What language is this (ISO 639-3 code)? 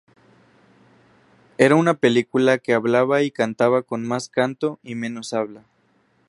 spa